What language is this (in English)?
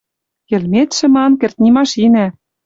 Western Mari